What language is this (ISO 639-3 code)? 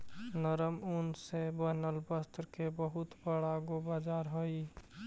mag